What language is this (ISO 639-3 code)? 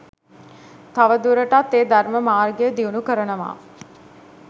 sin